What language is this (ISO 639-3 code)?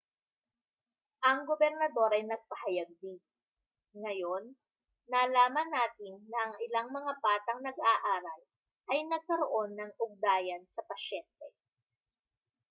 fil